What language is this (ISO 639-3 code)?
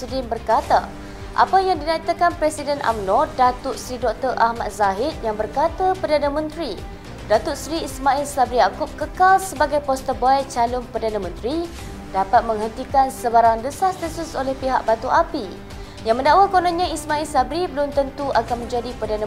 msa